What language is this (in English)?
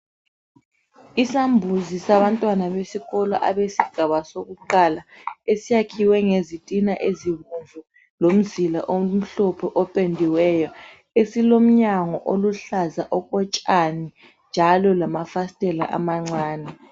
North Ndebele